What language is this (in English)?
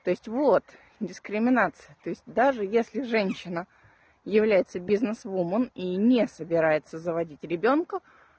Russian